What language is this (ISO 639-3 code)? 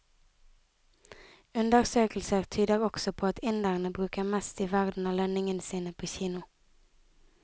nor